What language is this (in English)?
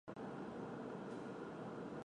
Chinese